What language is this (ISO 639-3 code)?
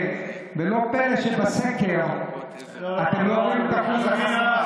heb